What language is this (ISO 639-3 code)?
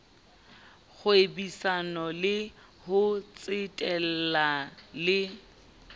sot